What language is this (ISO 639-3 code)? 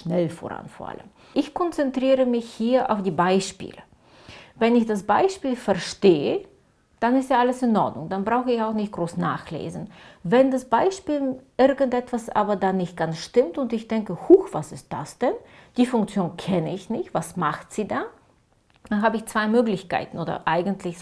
deu